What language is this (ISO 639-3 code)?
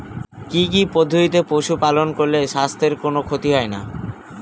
ben